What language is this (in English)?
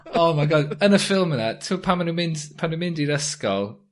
Welsh